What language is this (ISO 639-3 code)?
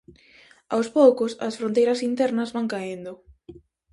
glg